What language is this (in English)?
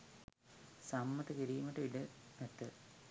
Sinhala